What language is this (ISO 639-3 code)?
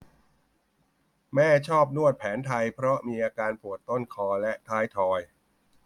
tha